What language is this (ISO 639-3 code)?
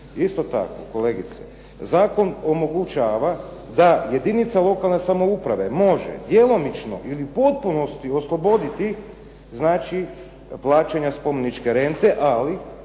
hrv